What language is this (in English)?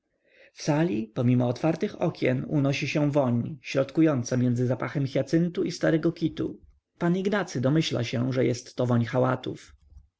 Polish